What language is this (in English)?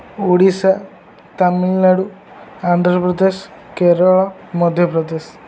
Odia